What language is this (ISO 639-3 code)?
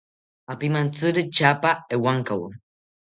cpy